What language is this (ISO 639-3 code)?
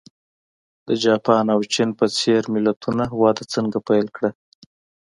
pus